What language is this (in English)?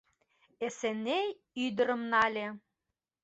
Mari